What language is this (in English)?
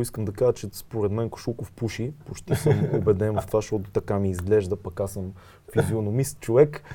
Bulgarian